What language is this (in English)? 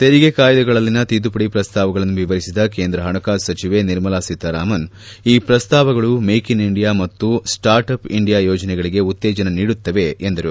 Kannada